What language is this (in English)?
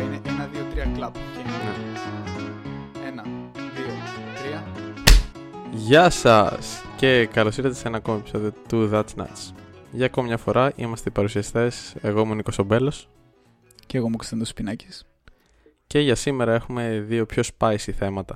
Greek